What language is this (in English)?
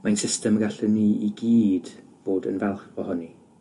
Welsh